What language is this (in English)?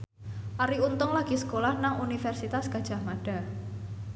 Javanese